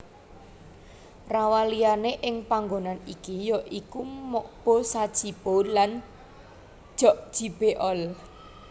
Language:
Javanese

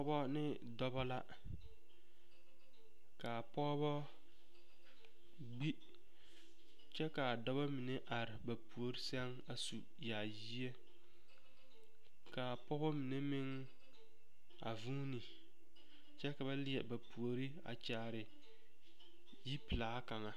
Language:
Southern Dagaare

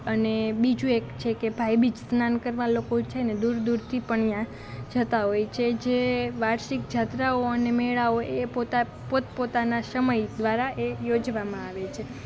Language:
Gujarati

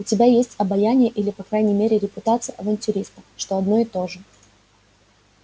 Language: Russian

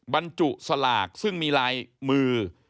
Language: Thai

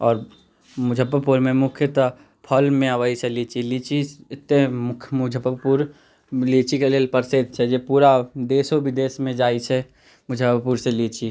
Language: Maithili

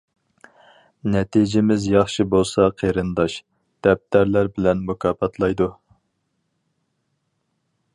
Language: Uyghur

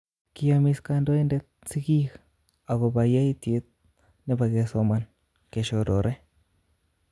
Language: Kalenjin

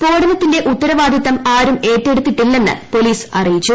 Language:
Malayalam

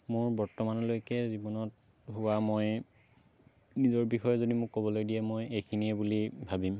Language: Assamese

